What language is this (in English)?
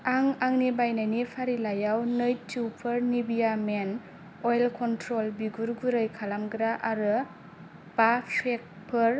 Bodo